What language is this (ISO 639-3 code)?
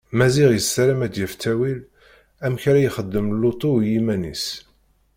kab